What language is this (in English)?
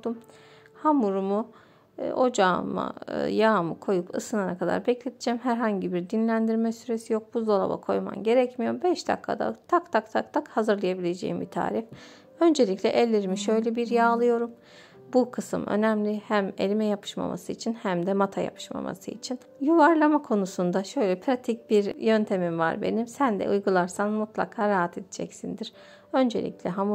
Turkish